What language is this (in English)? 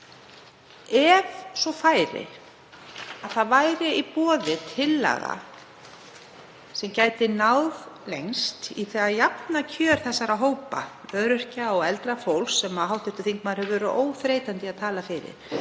Icelandic